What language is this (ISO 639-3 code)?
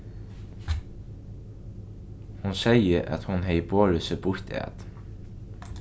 fao